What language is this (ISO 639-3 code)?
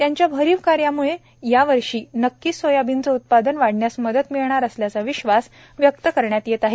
mar